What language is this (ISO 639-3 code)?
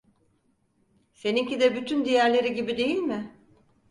tur